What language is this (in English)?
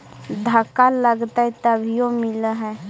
Magahi